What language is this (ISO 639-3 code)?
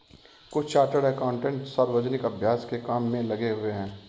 hin